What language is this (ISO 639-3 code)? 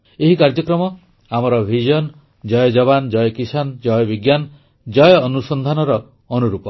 ori